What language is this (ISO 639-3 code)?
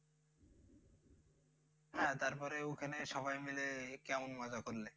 ben